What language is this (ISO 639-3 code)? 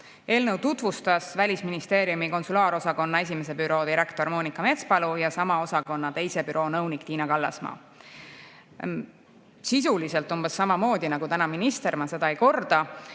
est